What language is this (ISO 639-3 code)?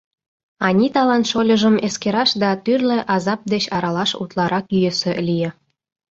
chm